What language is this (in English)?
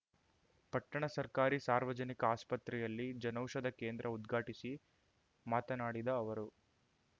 Kannada